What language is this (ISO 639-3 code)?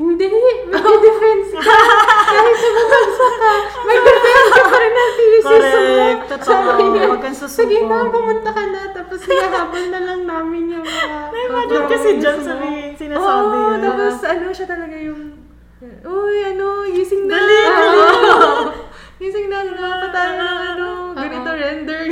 fil